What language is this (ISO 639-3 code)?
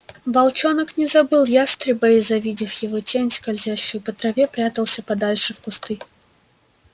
rus